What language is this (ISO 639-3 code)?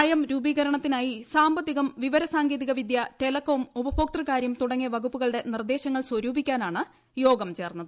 mal